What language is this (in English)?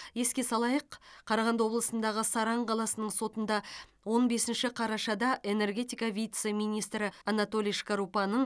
Kazakh